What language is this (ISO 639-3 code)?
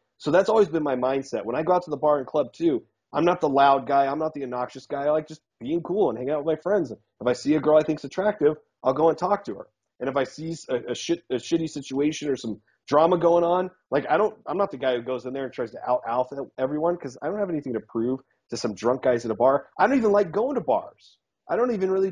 eng